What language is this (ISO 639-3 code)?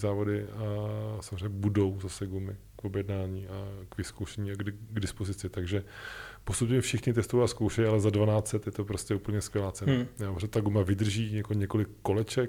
ces